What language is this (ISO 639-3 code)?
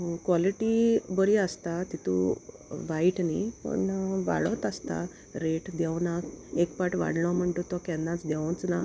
kok